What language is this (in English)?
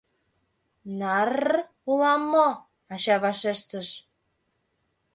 Mari